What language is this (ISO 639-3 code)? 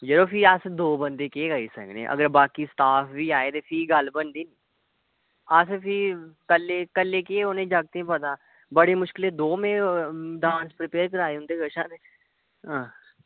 doi